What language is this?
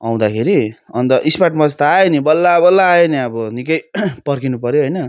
Nepali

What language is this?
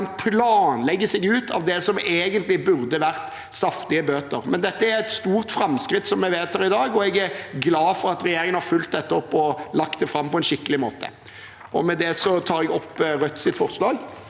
Norwegian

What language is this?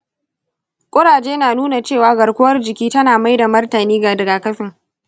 Hausa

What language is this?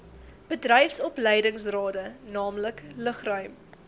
Afrikaans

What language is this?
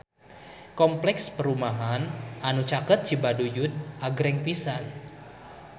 Sundanese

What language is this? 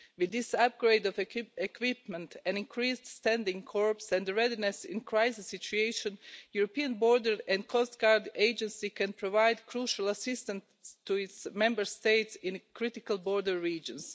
English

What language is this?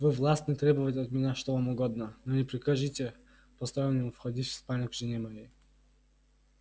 Russian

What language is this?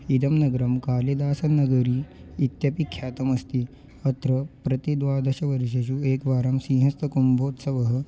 Sanskrit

